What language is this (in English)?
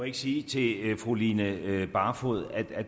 Danish